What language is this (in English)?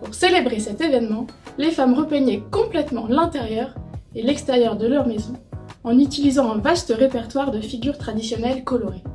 French